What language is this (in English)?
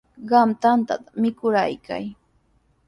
Sihuas Ancash Quechua